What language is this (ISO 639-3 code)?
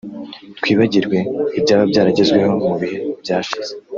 kin